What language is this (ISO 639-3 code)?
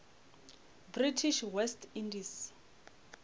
nso